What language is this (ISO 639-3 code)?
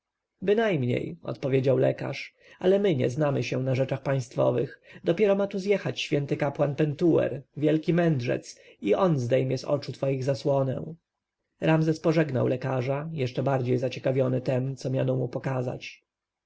pol